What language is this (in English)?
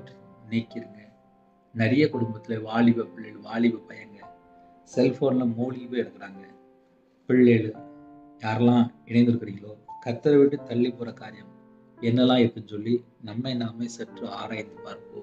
Tamil